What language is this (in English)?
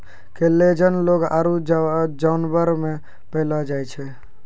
Maithili